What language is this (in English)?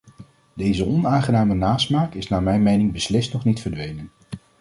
Dutch